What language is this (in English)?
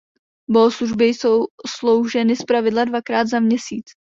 Czech